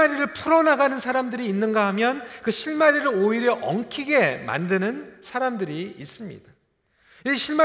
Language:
Korean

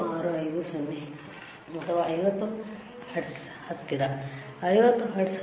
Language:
Kannada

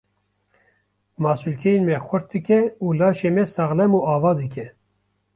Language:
Kurdish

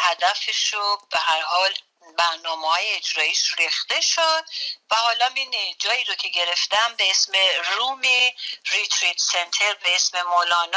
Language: Persian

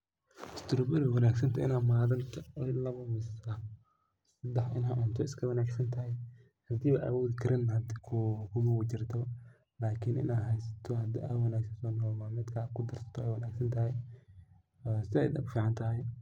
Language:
Somali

